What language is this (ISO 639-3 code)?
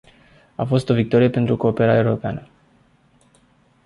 ron